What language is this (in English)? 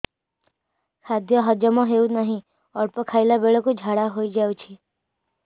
Odia